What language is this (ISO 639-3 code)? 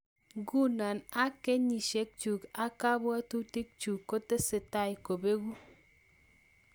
kln